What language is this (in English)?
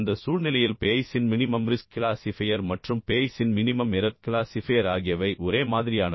Tamil